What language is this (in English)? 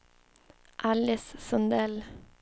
Swedish